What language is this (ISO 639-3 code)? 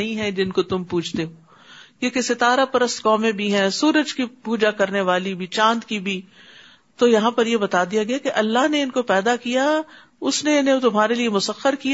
urd